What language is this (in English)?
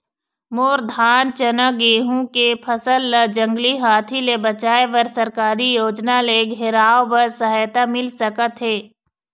Chhattisgarhi